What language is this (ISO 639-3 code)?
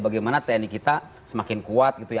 ind